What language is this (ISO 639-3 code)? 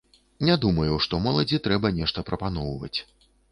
bel